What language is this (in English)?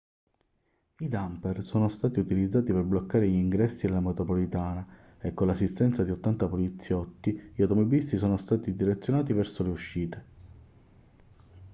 Italian